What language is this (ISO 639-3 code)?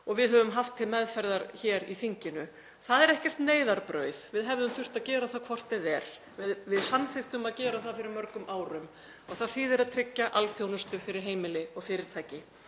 isl